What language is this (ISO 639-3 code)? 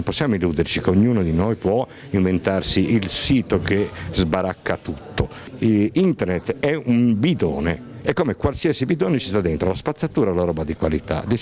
ita